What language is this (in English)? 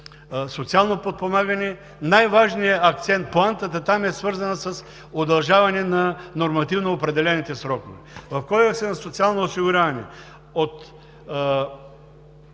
Bulgarian